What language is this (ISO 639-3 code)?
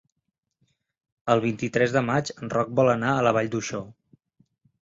cat